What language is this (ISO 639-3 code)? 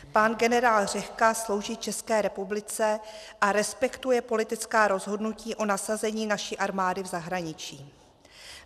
ces